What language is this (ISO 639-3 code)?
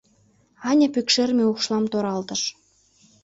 chm